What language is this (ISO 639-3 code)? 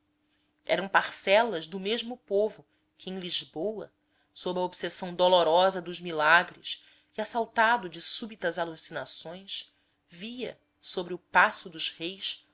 por